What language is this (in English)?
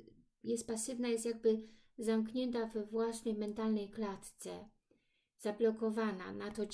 Polish